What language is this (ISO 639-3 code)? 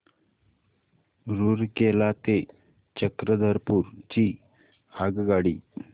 mar